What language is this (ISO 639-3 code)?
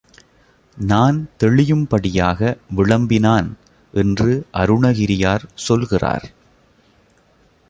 tam